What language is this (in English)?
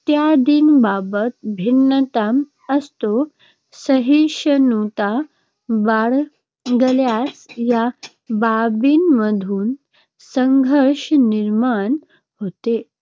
Marathi